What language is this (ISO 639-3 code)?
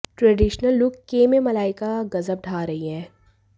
hin